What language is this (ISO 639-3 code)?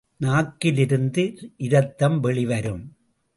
tam